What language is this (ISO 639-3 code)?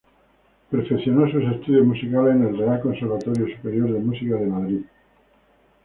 spa